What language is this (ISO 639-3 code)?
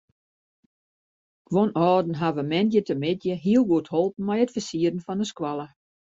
fry